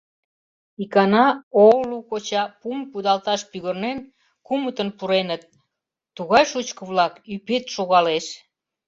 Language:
Mari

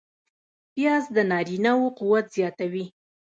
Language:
Pashto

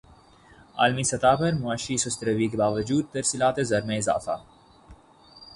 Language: Urdu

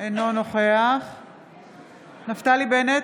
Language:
Hebrew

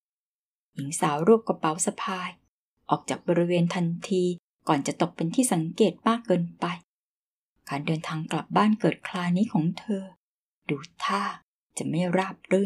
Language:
Thai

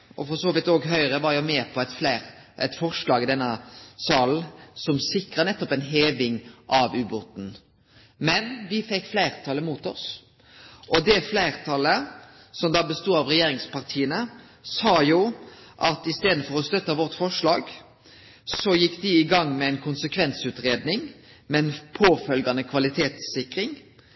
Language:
Norwegian Nynorsk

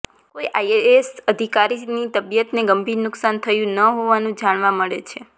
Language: Gujarati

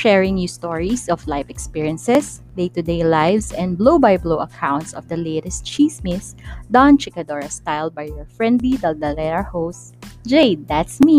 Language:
Filipino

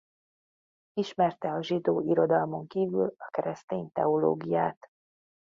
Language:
Hungarian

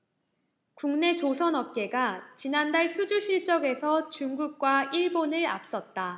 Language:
Korean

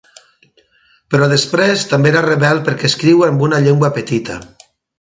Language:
Catalan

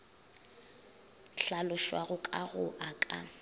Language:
Northern Sotho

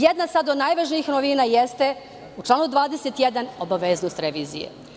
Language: Serbian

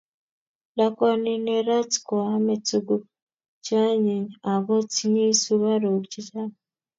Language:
Kalenjin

